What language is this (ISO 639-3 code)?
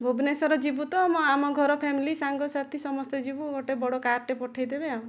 ori